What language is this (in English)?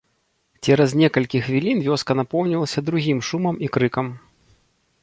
Belarusian